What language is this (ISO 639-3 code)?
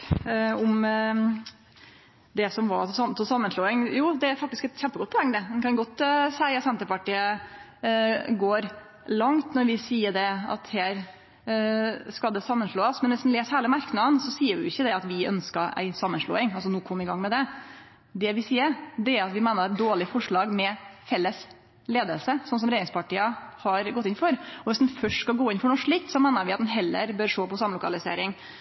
nno